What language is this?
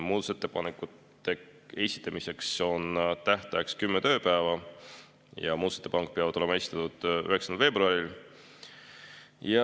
Estonian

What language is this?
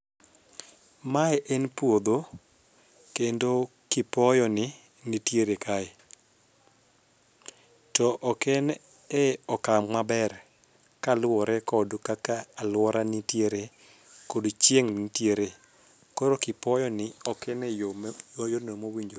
Luo (Kenya and Tanzania)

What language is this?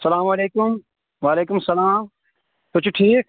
Kashmiri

